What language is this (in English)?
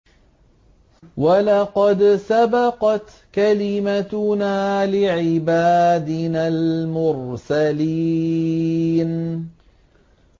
Arabic